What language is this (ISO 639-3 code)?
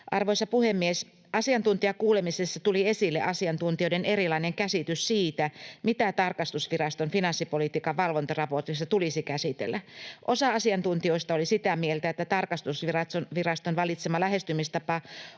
fin